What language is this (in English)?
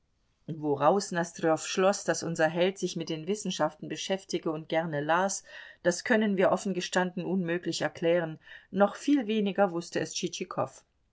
German